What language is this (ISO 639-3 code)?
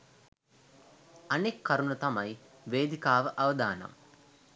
sin